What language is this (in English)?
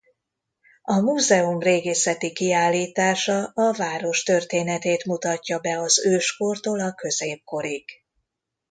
Hungarian